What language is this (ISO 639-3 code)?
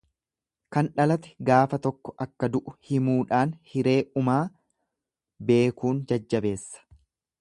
orm